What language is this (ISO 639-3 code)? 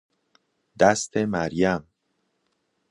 fas